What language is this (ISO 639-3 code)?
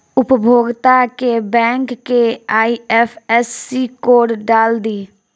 bho